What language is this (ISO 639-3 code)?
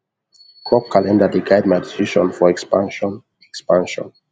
pcm